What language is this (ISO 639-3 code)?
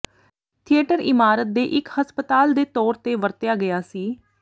pan